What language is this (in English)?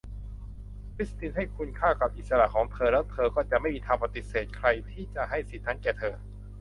Thai